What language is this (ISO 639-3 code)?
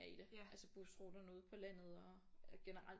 dan